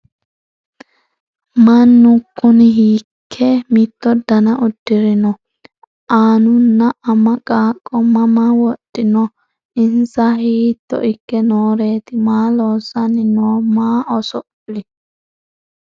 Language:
Sidamo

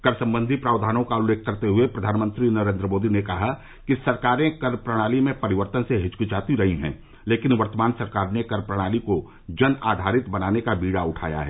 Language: Hindi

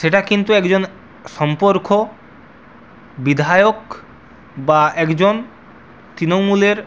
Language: Bangla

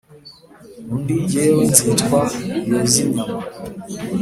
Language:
Kinyarwanda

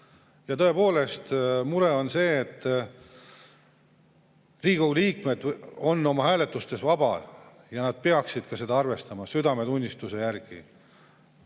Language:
Estonian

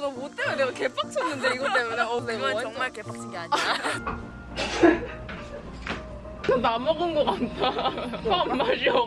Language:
Korean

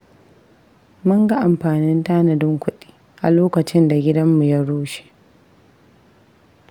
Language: Hausa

